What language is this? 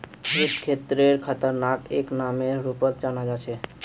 Magahi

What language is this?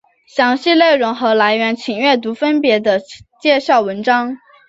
Chinese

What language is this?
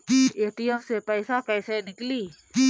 Bhojpuri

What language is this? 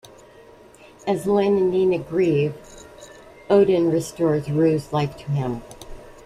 English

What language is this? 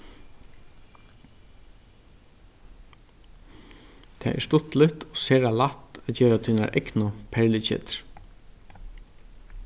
Faroese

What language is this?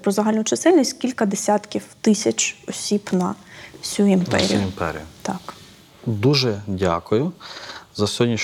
Ukrainian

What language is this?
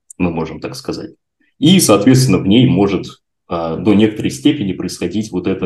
Russian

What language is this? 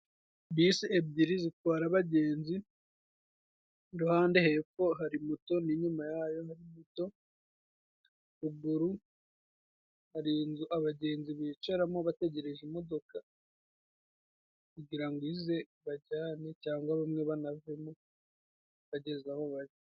Kinyarwanda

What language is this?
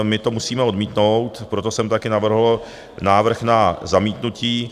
Czech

